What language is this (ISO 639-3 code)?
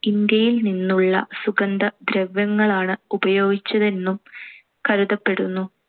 mal